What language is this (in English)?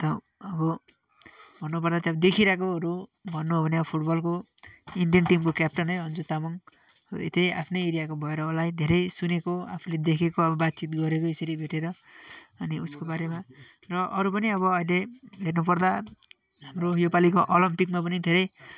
Nepali